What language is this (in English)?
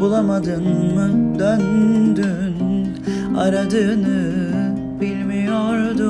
Turkish